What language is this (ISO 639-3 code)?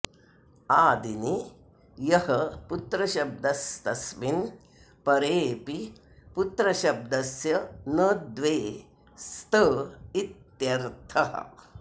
san